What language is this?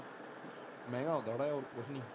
Punjabi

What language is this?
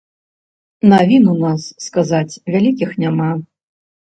Belarusian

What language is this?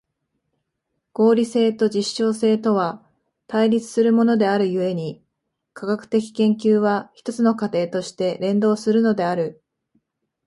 Japanese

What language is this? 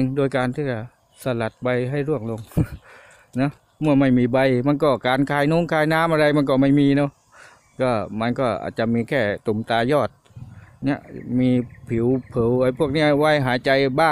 Thai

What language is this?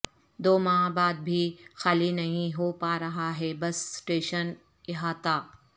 Urdu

